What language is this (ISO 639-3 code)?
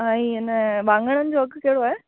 snd